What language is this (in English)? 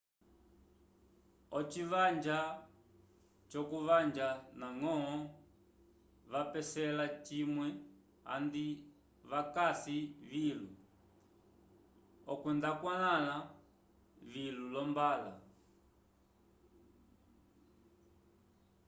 Umbundu